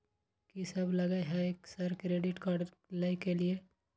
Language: Maithili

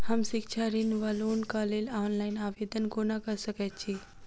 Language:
Maithili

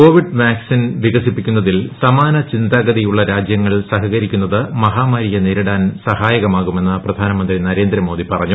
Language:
Malayalam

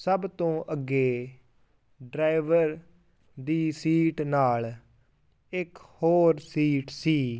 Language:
Punjabi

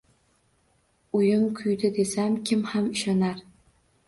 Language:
Uzbek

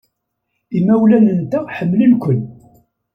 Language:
Kabyle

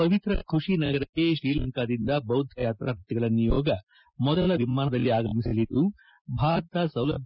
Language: Kannada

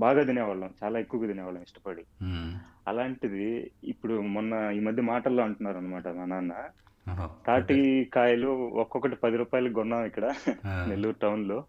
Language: Telugu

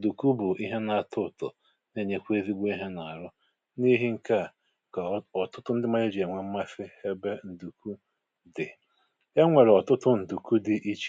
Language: Igbo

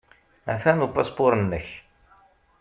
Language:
Kabyle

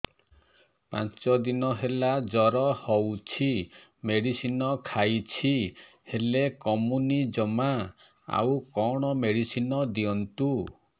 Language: Odia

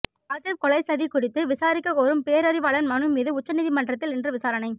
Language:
Tamil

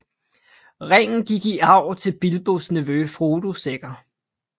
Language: Danish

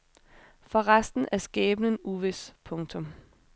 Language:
Danish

